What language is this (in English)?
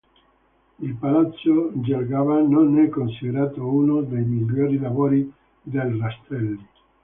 Italian